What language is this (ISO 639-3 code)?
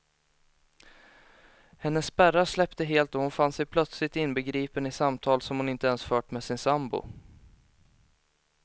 swe